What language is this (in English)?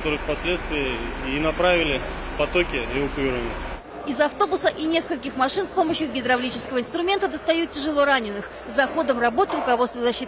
Russian